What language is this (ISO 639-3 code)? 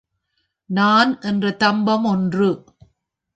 tam